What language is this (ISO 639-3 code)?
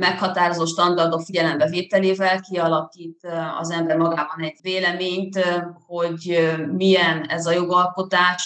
hun